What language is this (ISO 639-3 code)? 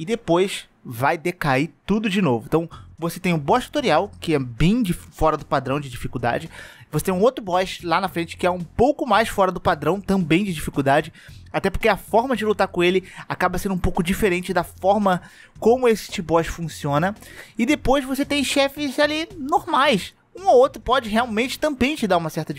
por